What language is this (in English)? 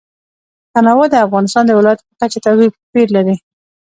Pashto